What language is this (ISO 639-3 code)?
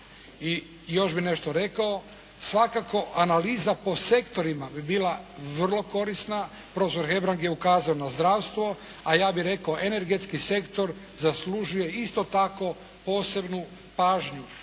hrv